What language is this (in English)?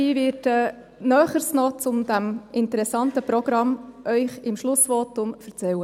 Swiss German